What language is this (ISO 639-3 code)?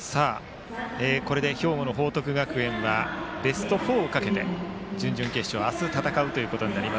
jpn